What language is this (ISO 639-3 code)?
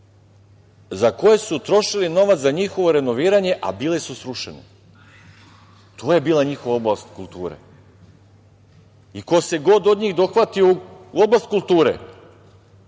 srp